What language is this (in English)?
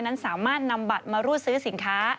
Thai